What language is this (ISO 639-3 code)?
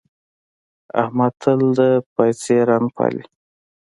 pus